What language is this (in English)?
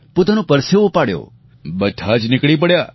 Gujarati